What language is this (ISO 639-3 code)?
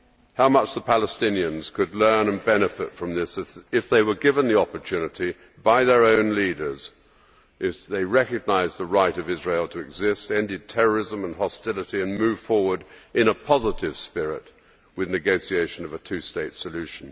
eng